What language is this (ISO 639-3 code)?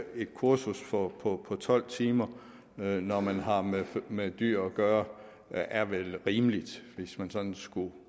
dan